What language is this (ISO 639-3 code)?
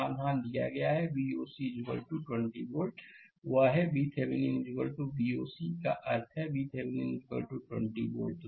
hin